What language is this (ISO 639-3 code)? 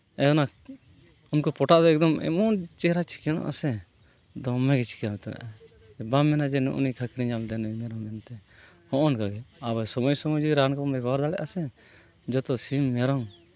sat